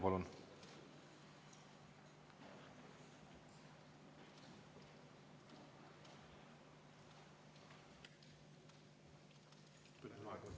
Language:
Estonian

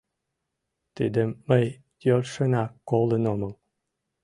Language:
Mari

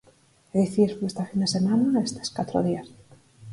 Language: Galician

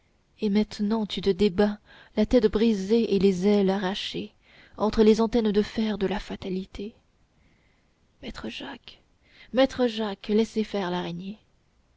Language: French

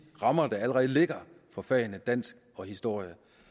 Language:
Danish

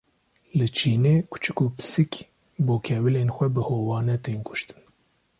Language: Kurdish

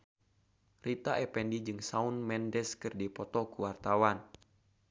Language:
Sundanese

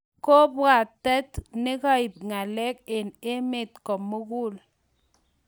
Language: Kalenjin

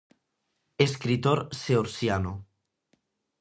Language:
Galician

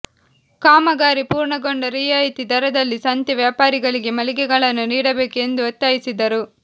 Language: Kannada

